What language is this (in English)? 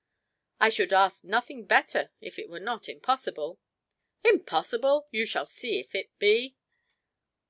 English